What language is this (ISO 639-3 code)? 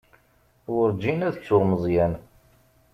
kab